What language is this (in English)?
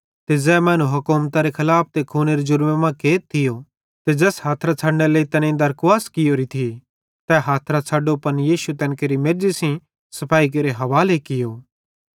Bhadrawahi